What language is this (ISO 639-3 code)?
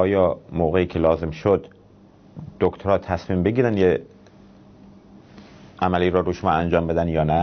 fas